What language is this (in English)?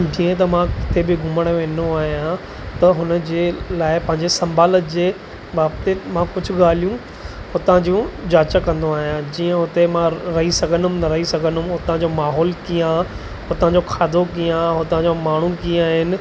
Sindhi